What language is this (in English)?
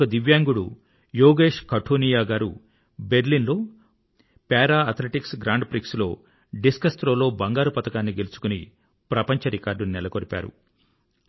Telugu